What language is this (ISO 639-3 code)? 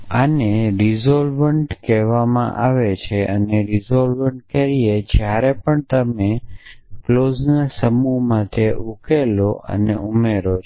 guj